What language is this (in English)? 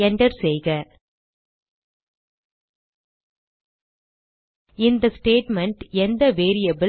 Tamil